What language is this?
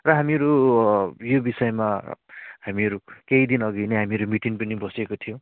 Nepali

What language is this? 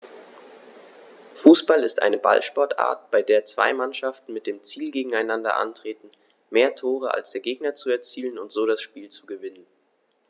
German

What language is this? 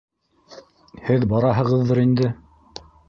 Bashkir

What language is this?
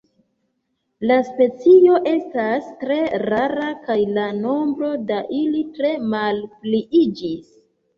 Esperanto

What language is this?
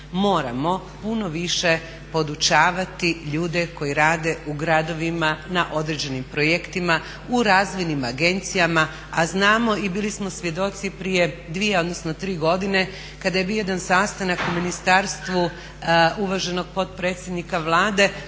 Croatian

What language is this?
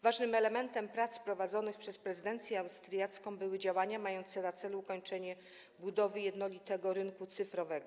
Polish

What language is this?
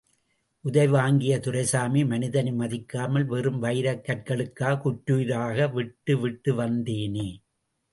Tamil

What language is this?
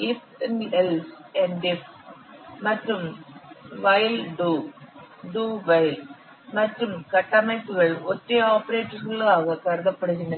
Tamil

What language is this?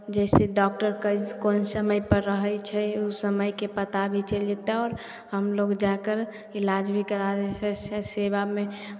Maithili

